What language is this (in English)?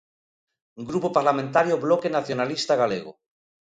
Galician